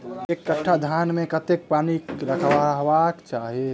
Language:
Maithili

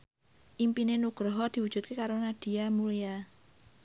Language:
Javanese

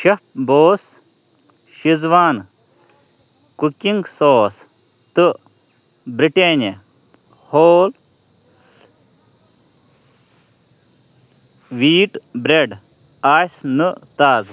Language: Kashmiri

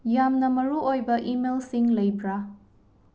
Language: Manipuri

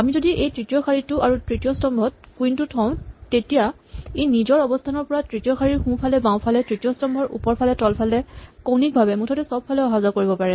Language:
Assamese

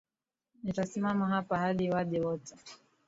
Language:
Swahili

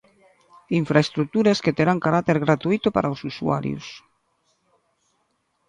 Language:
Galician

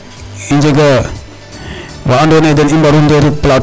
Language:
Serer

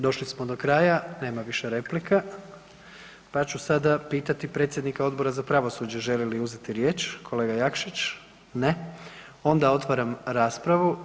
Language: Croatian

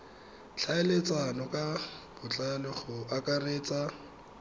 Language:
Tswana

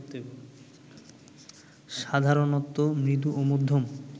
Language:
Bangla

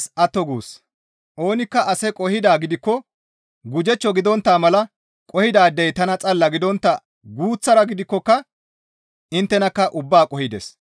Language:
Gamo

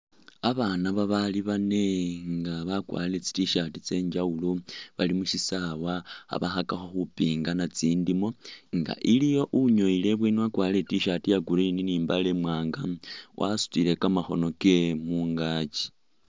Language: Masaaba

